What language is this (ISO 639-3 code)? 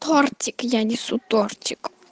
rus